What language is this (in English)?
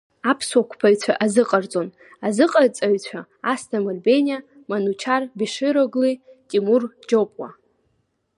Abkhazian